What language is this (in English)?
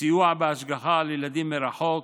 Hebrew